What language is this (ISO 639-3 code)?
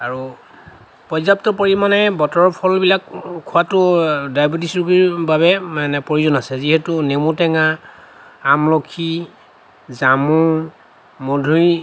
asm